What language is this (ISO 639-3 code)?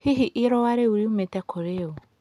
kik